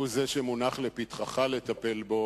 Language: Hebrew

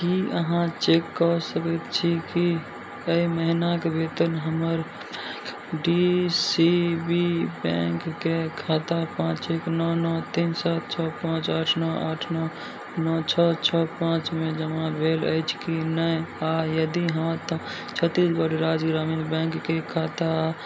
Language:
Maithili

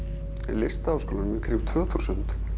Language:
Icelandic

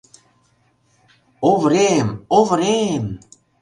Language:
Mari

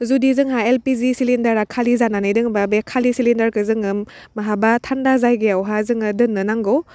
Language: Bodo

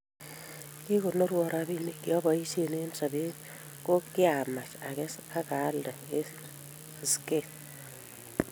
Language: Kalenjin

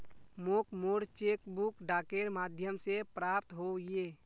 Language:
Magahi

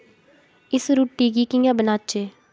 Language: Dogri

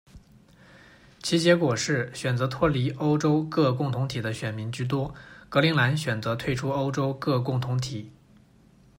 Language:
Chinese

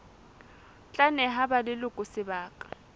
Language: Southern Sotho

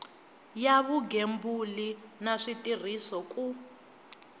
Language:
Tsonga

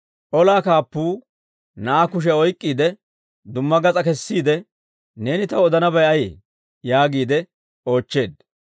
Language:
Dawro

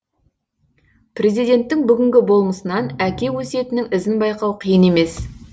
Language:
Kazakh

